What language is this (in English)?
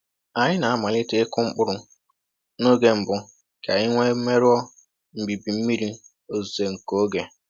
Igbo